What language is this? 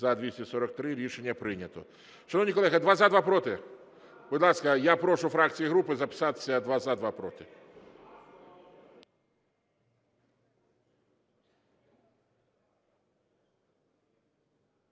Ukrainian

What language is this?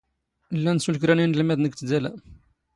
Standard Moroccan Tamazight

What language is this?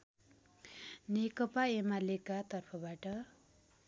Nepali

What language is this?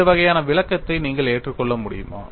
Tamil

